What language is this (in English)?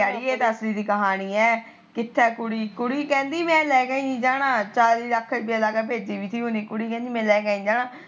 Punjabi